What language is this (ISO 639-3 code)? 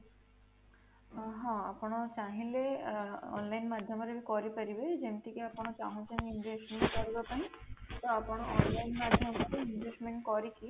ori